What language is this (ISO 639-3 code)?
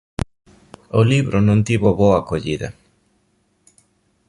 glg